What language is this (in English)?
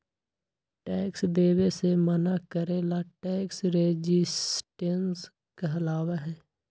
Magahi